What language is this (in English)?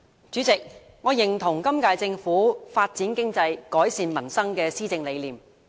Cantonese